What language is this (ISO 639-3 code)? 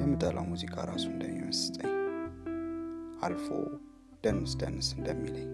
amh